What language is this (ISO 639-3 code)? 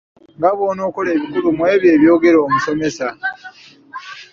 lug